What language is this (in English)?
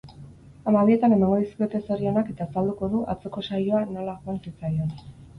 Basque